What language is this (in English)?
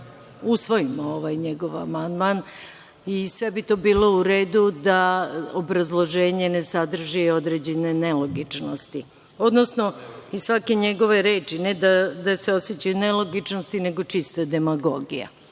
Serbian